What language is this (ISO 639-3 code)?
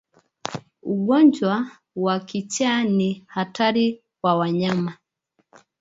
swa